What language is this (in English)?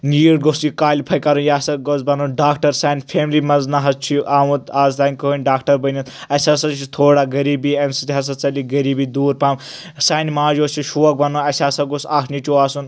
Kashmiri